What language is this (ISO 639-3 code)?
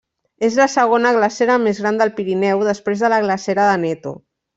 cat